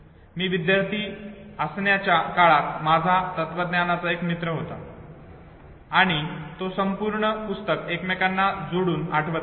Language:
Marathi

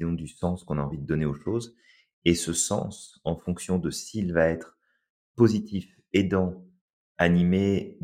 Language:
French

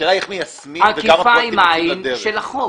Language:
Hebrew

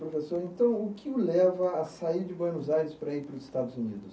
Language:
Portuguese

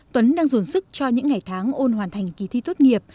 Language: Vietnamese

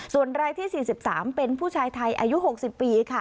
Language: Thai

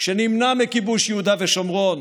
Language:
Hebrew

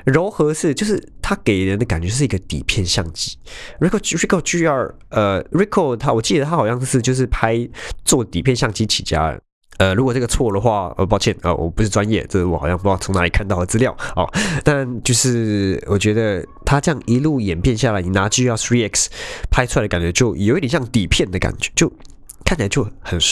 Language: Chinese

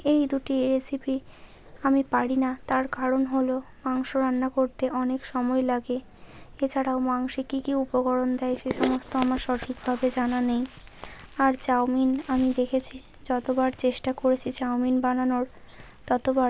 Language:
Bangla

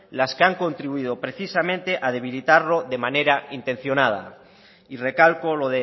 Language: Spanish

